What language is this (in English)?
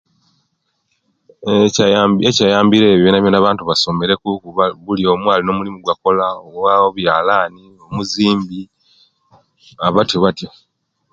Kenyi